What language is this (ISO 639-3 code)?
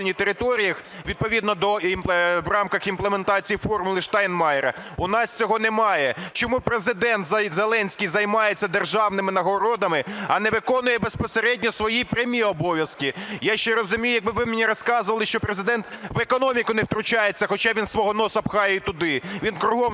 ukr